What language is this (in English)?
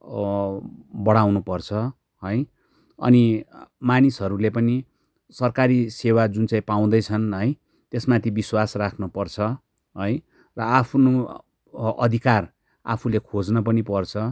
Nepali